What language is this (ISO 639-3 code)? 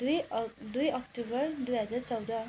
nep